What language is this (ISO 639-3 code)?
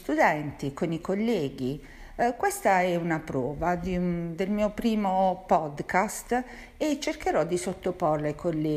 ita